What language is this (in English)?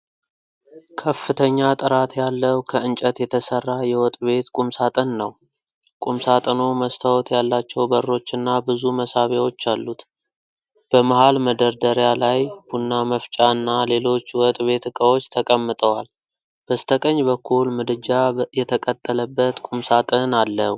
Amharic